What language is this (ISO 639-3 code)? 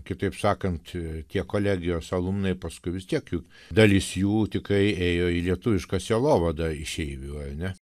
lit